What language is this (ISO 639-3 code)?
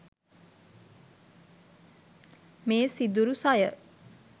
sin